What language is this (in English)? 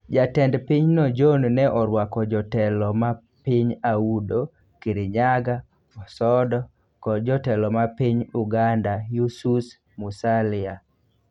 Luo (Kenya and Tanzania)